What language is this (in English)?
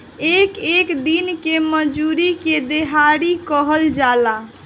Bhojpuri